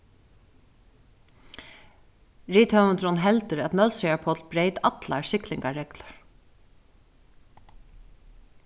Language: Faroese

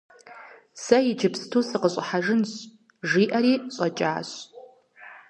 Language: Kabardian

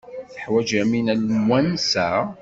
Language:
Kabyle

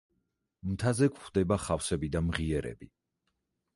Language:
Georgian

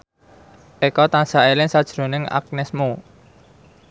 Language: Javanese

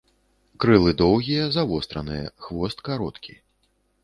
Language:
Belarusian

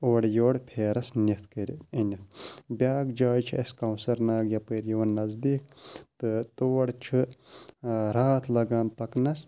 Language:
Kashmiri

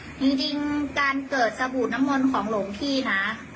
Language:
Thai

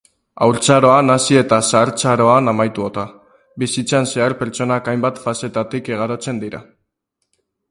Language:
Basque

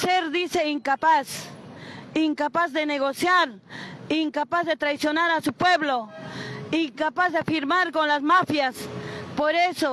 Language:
Spanish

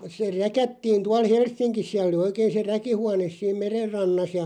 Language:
Finnish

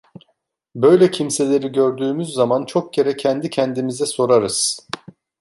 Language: Turkish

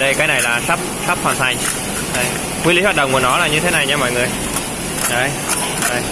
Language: Vietnamese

